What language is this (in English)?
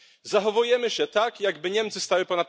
Polish